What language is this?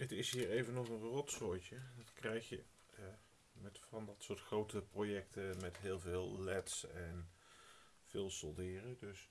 Dutch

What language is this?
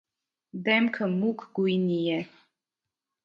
Armenian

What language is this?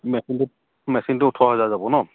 Assamese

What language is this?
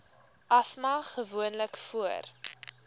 Afrikaans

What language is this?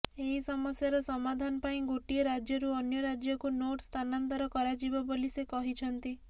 Odia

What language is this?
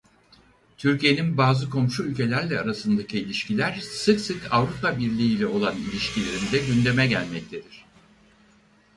Turkish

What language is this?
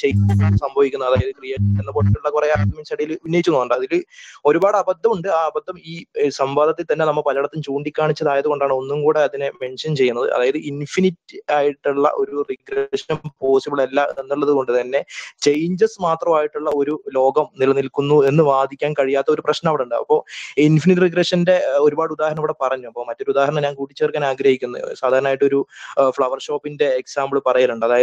Malayalam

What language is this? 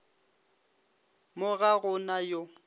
Northern Sotho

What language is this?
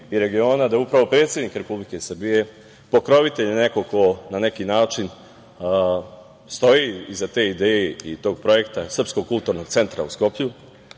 Serbian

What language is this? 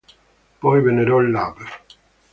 Italian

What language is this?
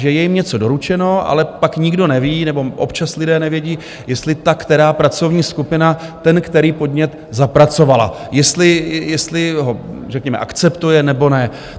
Czech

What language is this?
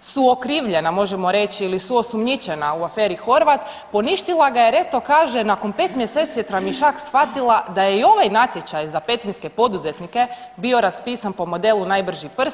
Croatian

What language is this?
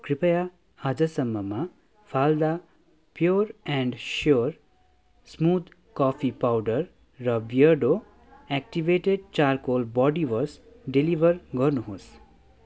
Nepali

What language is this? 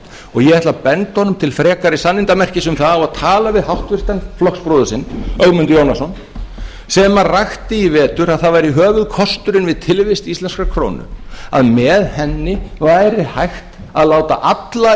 Icelandic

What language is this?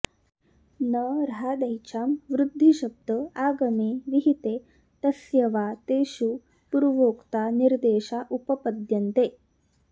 Sanskrit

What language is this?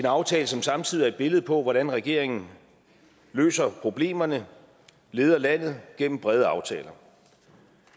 Danish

